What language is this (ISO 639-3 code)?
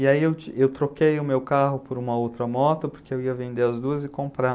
por